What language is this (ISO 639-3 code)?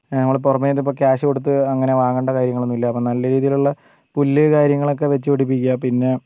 mal